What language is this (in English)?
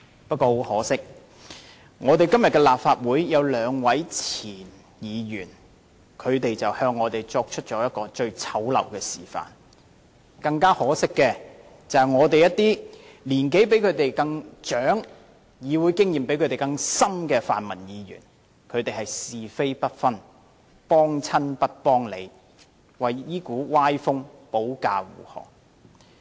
Cantonese